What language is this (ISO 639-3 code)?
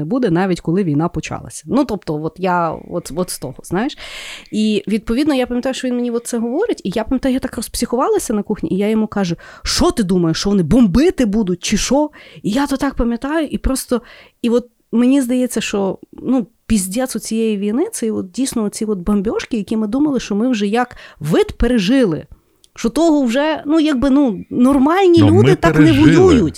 ukr